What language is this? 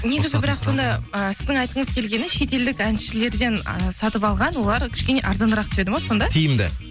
Kazakh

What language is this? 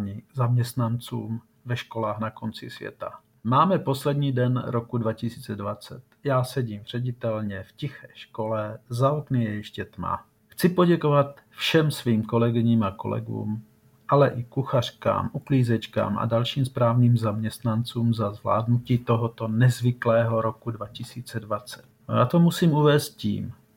Czech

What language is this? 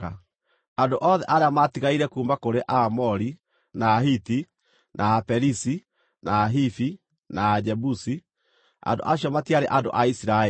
Kikuyu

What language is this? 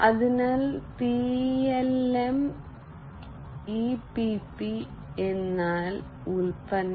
Malayalam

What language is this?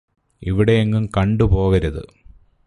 Malayalam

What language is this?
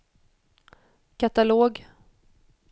Swedish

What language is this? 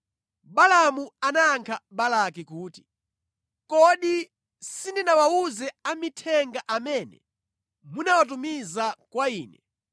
Nyanja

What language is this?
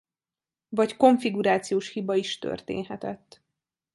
Hungarian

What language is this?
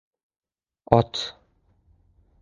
Uzbek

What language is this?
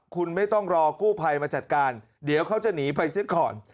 Thai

